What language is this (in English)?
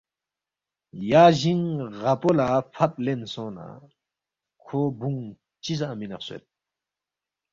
Balti